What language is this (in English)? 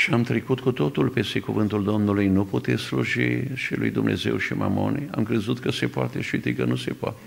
Romanian